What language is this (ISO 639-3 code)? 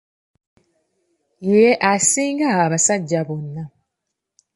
lug